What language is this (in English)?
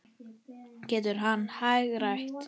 Icelandic